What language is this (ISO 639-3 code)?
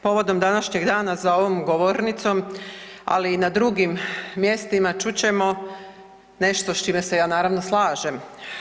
hrv